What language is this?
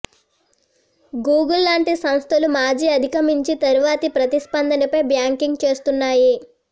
Telugu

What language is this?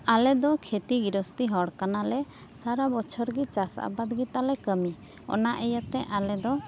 Santali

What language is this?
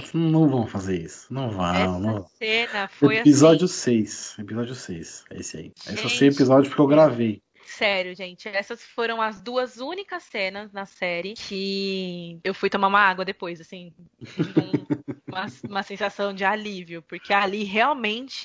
Portuguese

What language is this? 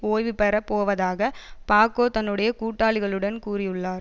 Tamil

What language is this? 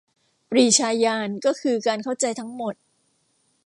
Thai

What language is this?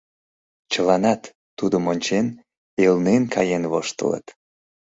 Mari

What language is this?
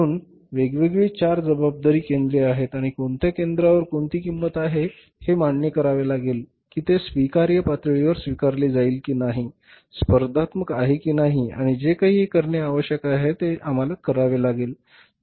Marathi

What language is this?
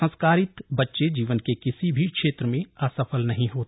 Hindi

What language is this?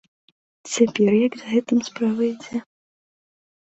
Belarusian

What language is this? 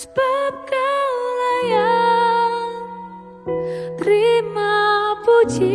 Indonesian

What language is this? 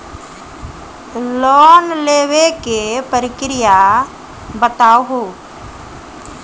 Maithili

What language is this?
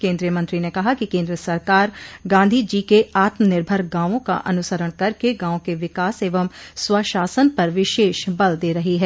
Hindi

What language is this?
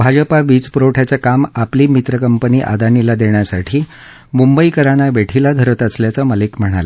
Marathi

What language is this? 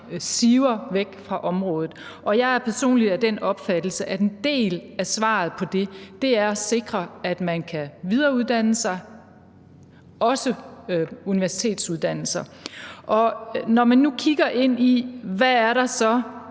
Danish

